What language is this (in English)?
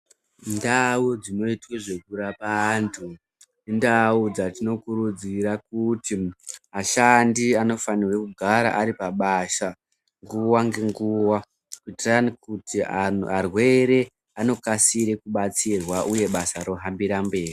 Ndau